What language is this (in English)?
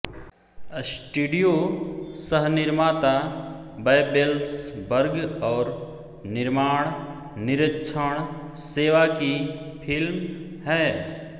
Hindi